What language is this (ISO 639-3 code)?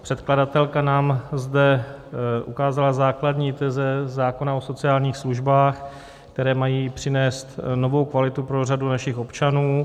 ces